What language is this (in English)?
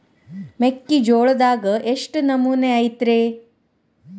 Kannada